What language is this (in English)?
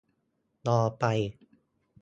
Thai